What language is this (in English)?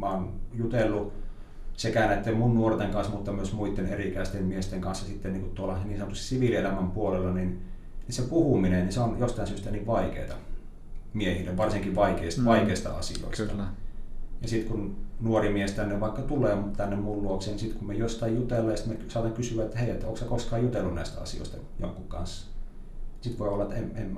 Finnish